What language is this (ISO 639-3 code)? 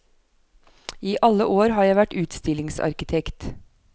nor